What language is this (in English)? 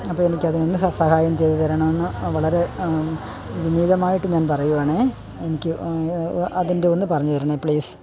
Malayalam